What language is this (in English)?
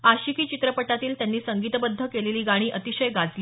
Marathi